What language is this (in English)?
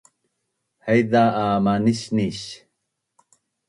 Bunun